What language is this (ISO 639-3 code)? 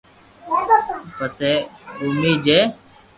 lrk